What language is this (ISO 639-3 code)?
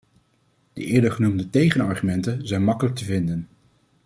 nld